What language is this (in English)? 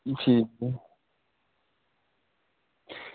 Dogri